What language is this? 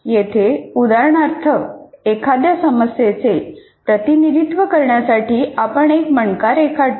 Marathi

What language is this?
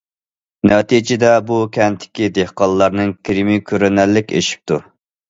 Uyghur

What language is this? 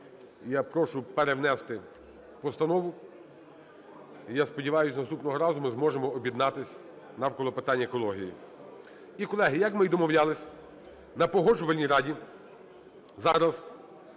Ukrainian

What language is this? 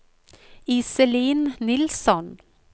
Norwegian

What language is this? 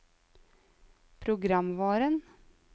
Norwegian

